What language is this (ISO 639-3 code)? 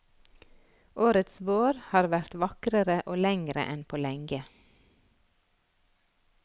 nor